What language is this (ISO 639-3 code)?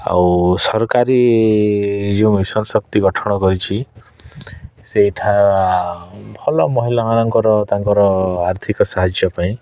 ori